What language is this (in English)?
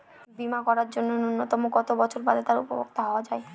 Bangla